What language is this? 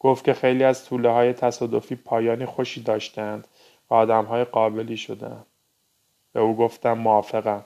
Persian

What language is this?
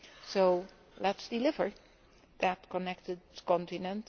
English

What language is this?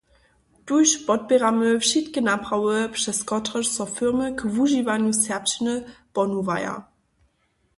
Upper Sorbian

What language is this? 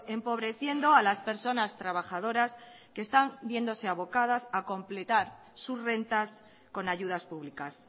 Spanish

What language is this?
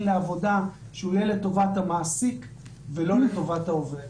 Hebrew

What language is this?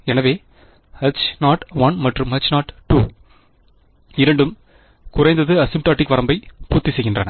Tamil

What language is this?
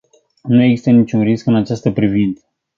Romanian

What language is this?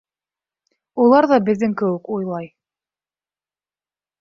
Bashkir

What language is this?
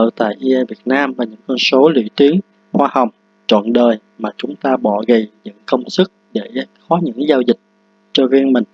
Vietnamese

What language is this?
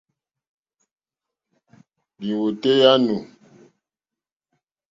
Mokpwe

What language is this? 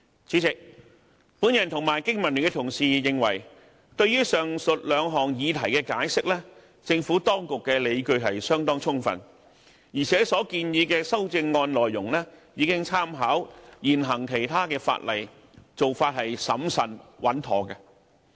Cantonese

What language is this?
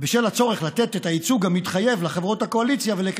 Hebrew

